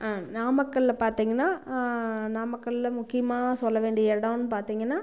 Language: Tamil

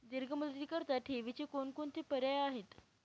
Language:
Marathi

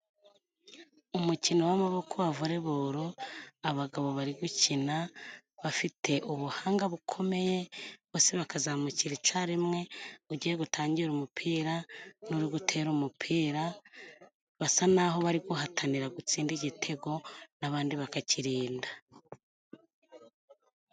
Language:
Kinyarwanda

